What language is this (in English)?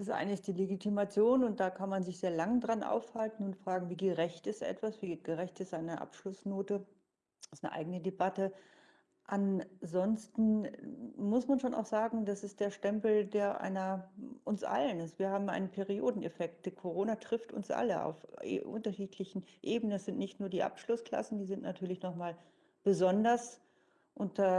German